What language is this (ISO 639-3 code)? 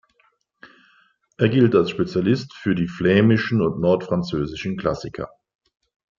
deu